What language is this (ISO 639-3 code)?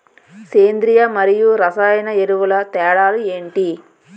tel